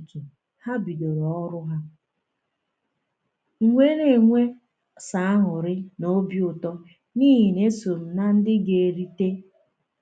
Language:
Igbo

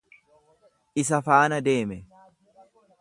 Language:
Oromo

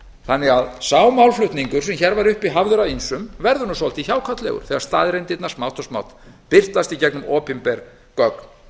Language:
Icelandic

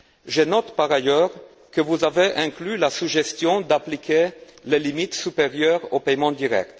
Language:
French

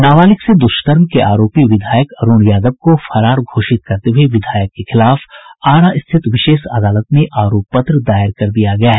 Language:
Hindi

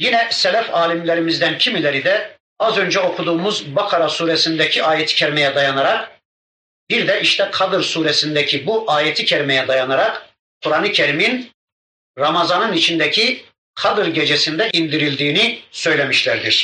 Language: Turkish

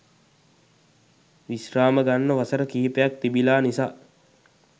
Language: Sinhala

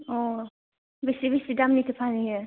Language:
Bodo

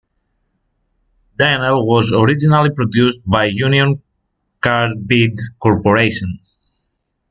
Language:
English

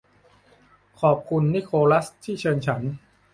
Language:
Thai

